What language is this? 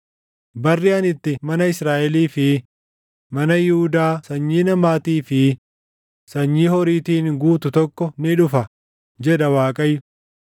Oromo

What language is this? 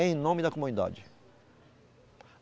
Portuguese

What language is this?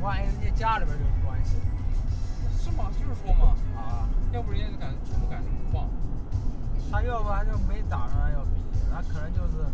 Chinese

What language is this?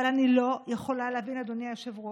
Hebrew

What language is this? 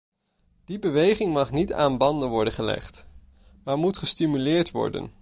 Dutch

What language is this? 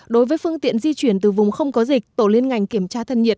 Vietnamese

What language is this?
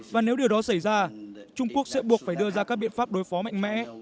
Vietnamese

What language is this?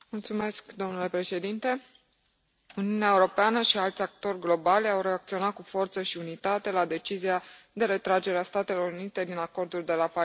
Romanian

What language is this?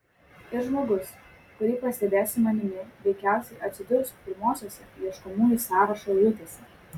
Lithuanian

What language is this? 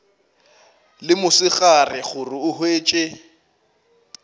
Northern Sotho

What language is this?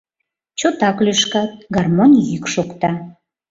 Mari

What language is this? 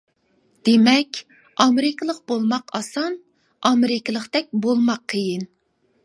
Uyghur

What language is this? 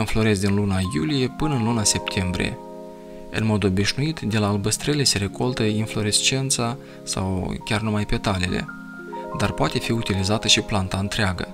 Romanian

